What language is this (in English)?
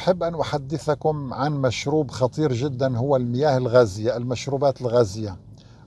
Arabic